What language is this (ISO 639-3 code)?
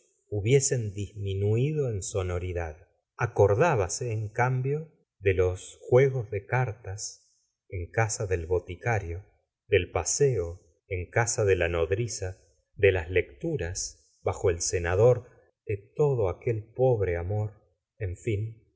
spa